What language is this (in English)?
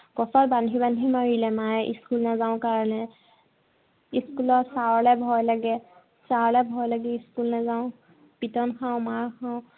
Assamese